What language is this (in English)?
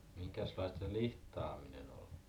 Finnish